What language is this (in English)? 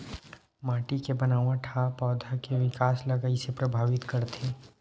Chhattisgarhi